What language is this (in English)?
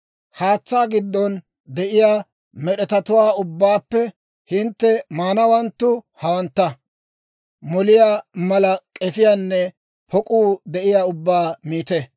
Dawro